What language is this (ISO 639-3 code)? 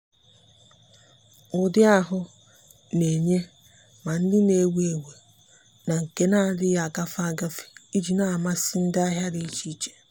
ibo